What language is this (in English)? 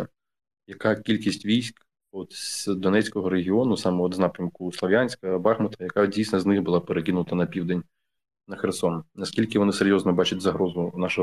Ukrainian